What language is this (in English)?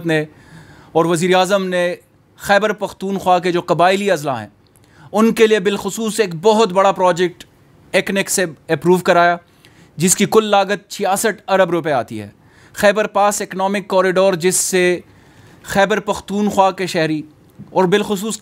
Hindi